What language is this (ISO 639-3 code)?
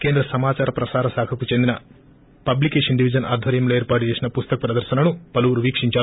tel